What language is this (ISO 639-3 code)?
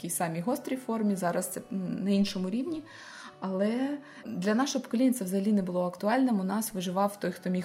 ukr